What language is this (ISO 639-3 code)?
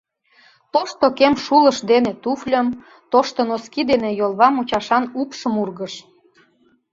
chm